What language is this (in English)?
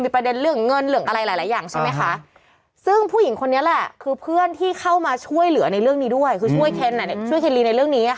Thai